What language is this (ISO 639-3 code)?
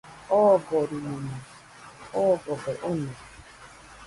hux